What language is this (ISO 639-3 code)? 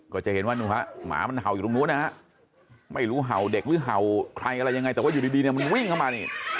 tha